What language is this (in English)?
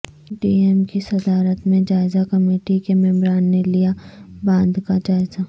Urdu